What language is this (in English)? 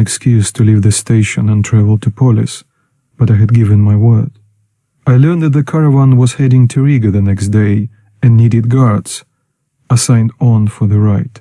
English